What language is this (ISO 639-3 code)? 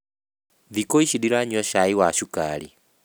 kik